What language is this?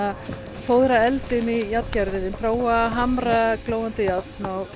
Icelandic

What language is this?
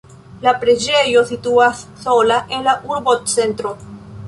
Esperanto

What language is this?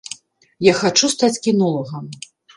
Belarusian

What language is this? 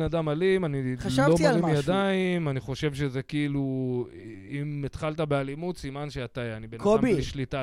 Hebrew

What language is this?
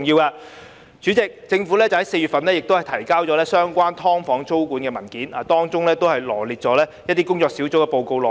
Cantonese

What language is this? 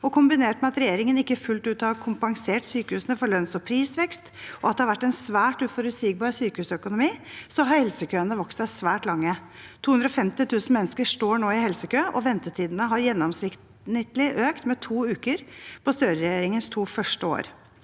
Norwegian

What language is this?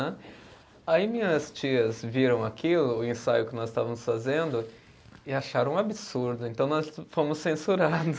Portuguese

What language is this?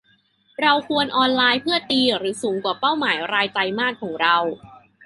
Thai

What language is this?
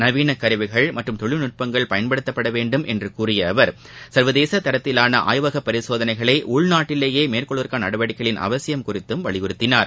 Tamil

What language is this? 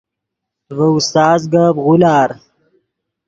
Yidgha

